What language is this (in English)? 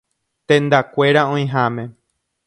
Guarani